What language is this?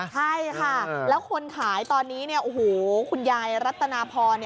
Thai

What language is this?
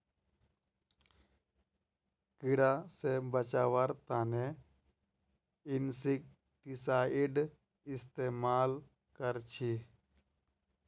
Magahi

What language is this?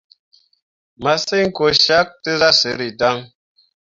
Mundang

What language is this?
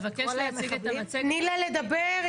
Hebrew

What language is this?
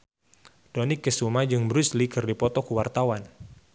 Sundanese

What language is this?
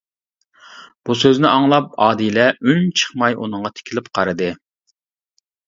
Uyghur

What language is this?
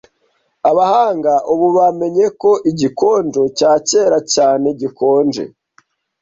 Kinyarwanda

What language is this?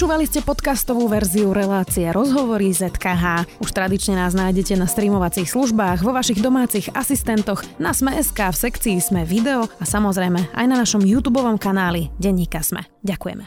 Slovak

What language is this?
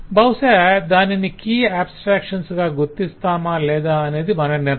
Telugu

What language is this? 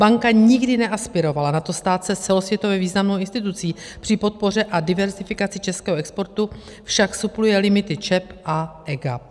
Czech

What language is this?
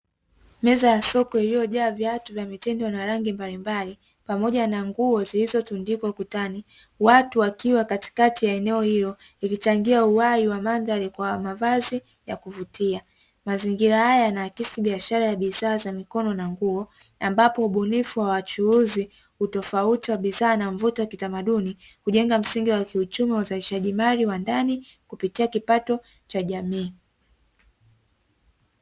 Swahili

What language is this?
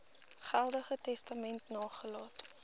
Afrikaans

